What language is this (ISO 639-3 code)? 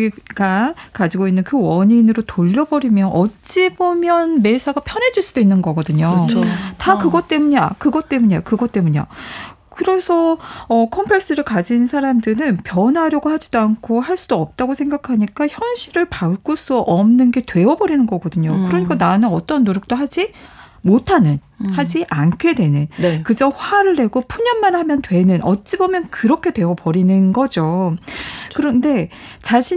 kor